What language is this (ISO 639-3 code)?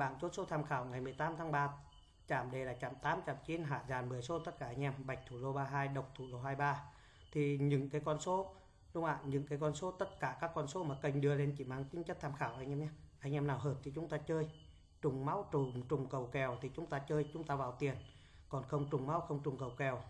vie